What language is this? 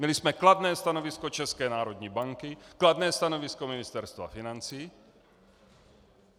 Czech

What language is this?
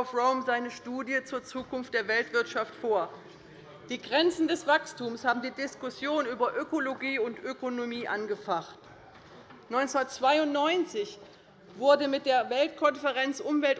German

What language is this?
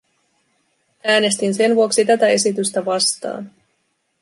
Finnish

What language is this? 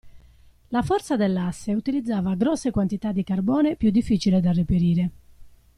Italian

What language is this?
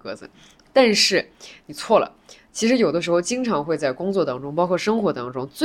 Chinese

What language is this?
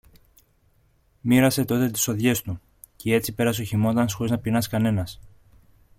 Greek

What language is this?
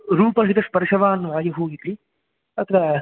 Sanskrit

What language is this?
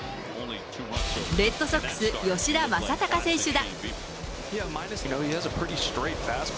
Japanese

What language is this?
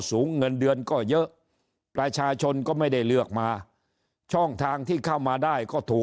Thai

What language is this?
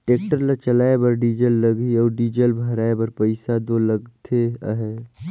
Chhattisgarhi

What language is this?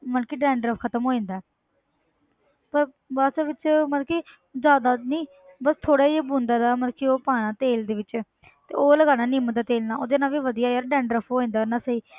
Punjabi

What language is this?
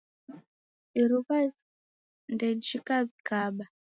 Taita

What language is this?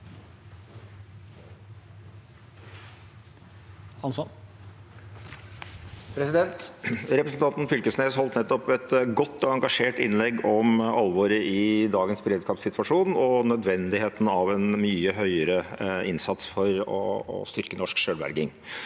Norwegian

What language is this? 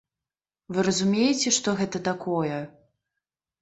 Belarusian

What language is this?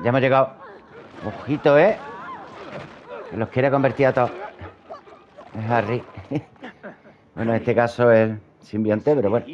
Spanish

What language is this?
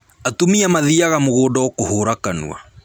Kikuyu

